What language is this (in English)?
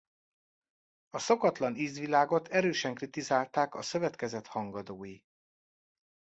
Hungarian